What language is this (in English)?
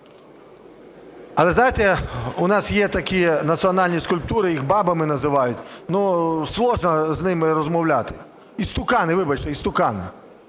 Ukrainian